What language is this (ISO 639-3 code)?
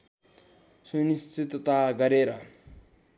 nep